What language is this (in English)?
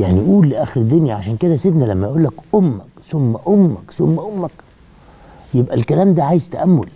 Arabic